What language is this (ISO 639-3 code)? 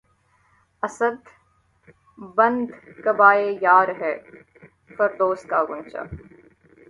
urd